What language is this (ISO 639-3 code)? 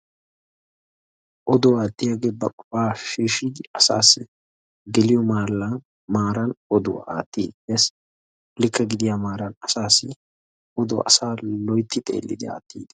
wal